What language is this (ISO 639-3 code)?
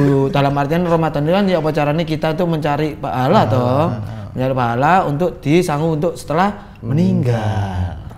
ind